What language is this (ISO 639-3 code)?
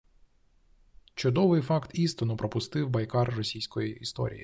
ukr